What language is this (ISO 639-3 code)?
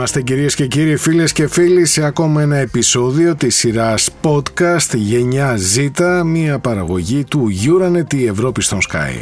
ell